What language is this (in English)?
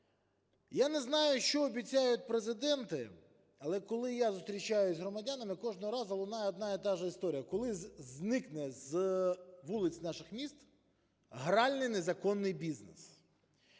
Ukrainian